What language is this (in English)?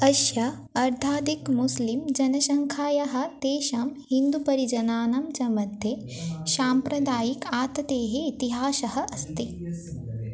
Sanskrit